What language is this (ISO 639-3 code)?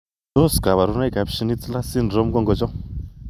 kln